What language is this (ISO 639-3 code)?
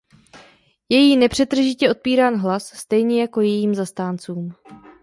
ces